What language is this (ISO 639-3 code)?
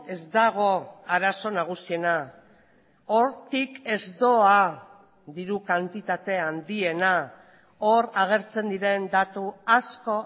eus